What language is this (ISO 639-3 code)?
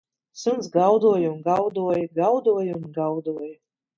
lav